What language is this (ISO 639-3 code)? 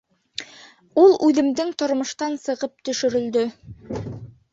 bak